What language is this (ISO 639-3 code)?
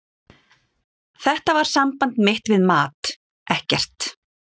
isl